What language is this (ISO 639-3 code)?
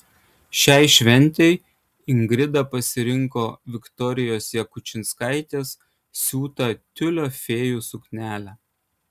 lit